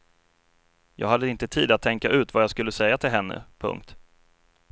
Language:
Swedish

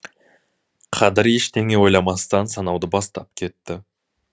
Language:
Kazakh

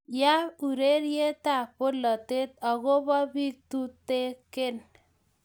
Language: Kalenjin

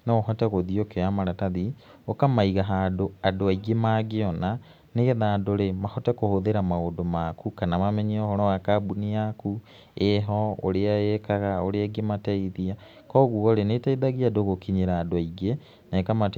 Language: Kikuyu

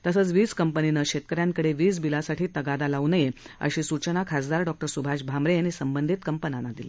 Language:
Marathi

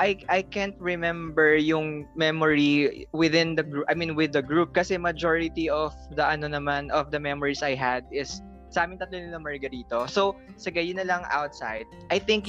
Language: Filipino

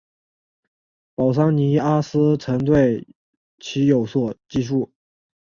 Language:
Chinese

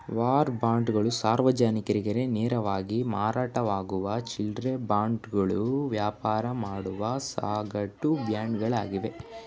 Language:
Kannada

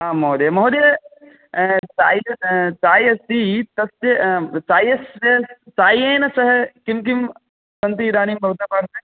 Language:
Sanskrit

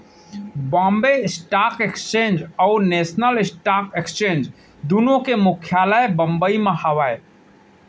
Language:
Chhattisgarhi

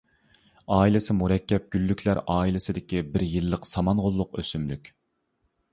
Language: Uyghur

